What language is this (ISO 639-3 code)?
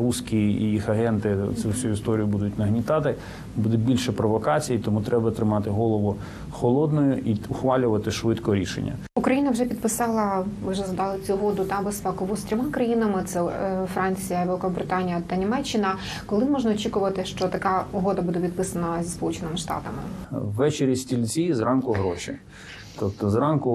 ukr